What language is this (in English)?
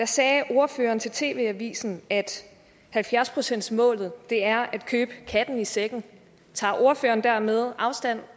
Danish